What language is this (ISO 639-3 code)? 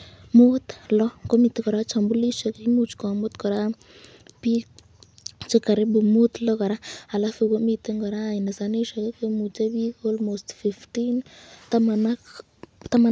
kln